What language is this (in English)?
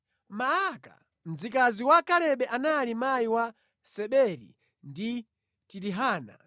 Nyanja